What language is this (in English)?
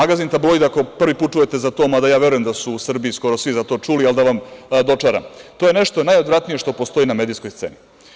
Serbian